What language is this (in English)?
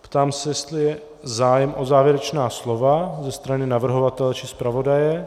Czech